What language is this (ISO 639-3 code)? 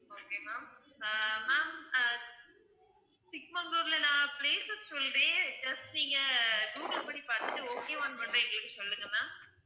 tam